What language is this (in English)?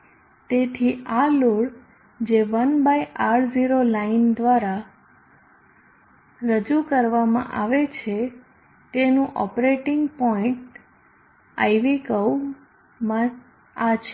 Gujarati